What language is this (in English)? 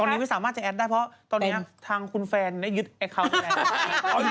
Thai